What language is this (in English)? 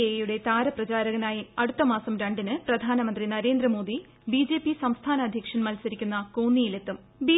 Malayalam